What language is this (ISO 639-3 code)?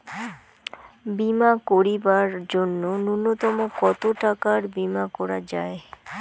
ben